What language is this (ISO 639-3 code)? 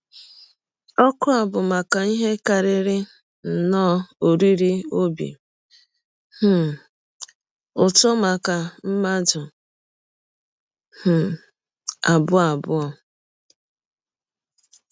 ibo